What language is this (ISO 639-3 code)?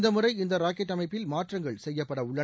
tam